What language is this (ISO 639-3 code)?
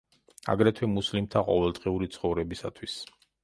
kat